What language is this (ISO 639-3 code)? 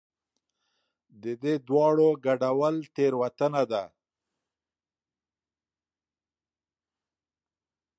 pus